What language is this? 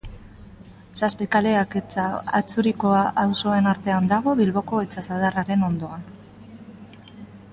Basque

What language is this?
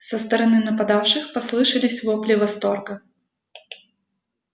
Russian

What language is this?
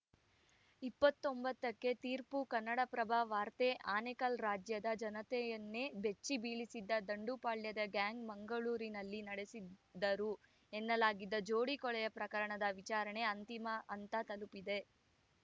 Kannada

